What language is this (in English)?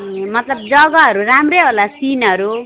Nepali